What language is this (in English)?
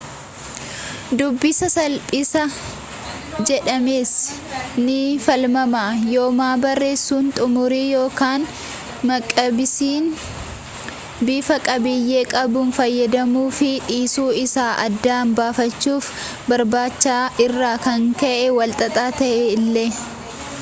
Oromo